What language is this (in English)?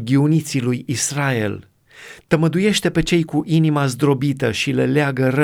Romanian